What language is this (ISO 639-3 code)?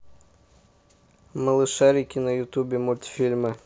rus